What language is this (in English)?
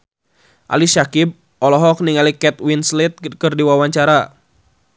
Sundanese